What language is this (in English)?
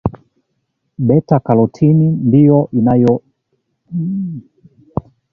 Swahili